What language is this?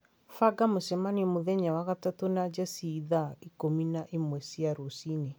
Kikuyu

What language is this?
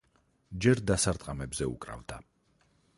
Georgian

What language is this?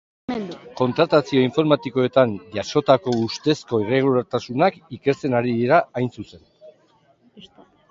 Basque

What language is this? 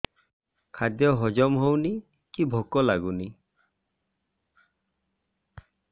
Odia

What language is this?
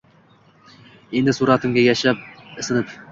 Uzbek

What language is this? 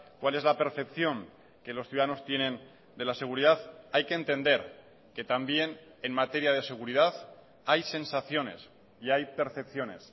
Spanish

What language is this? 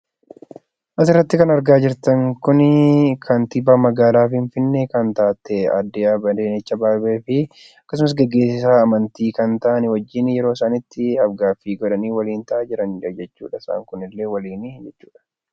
Oromo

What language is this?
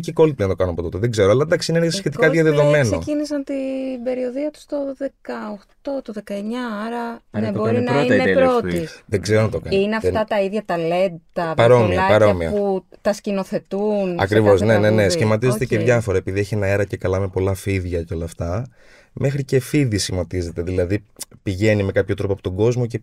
Greek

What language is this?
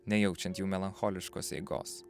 Lithuanian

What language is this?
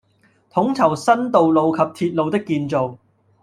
Cantonese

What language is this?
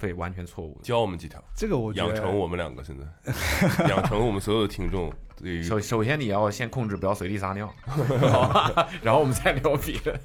Chinese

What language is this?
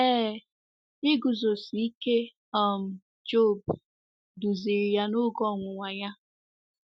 Igbo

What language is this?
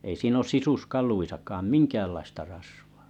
Finnish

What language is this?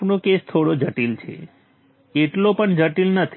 Gujarati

